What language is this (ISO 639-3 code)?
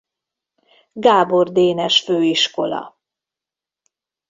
hun